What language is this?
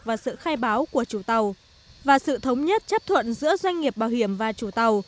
Vietnamese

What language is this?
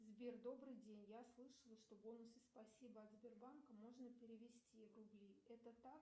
Russian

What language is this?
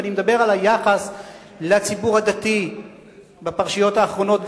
Hebrew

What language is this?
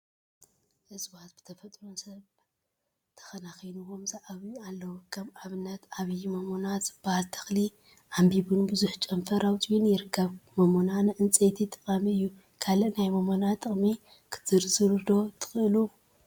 Tigrinya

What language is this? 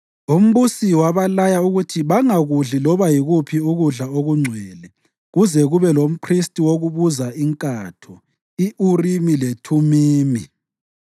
North Ndebele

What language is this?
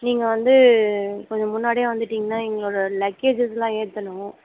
Tamil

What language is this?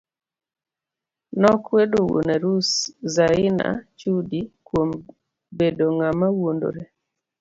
Luo (Kenya and Tanzania)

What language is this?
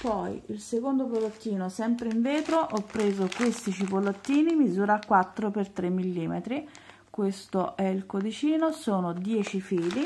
Italian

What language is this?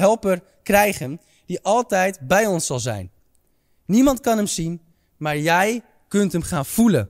Dutch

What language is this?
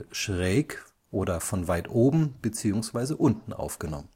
German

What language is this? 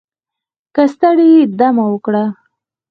Pashto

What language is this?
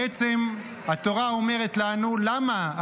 Hebrew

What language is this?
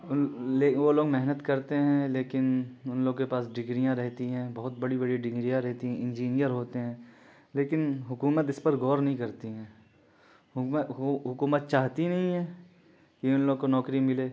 Urdu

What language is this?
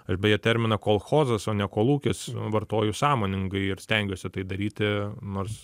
Lithuanian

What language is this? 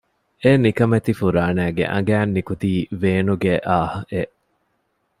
Divehi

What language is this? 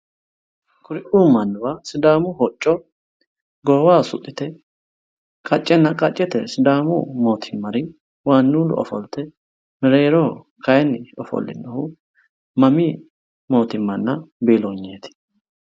Sidamo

